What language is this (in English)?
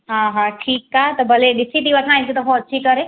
Sindhi